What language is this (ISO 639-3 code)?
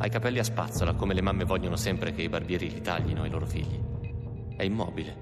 ita